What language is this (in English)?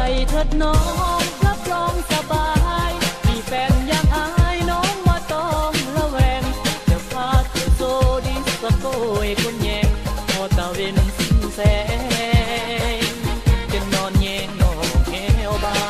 Thai